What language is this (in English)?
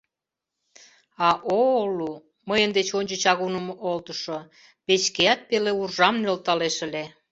Mari